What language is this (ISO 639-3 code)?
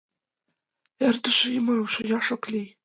chm